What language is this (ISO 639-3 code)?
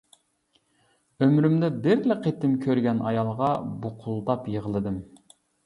uig